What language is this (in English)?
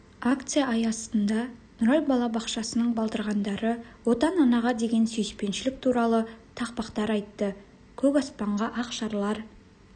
Kazakh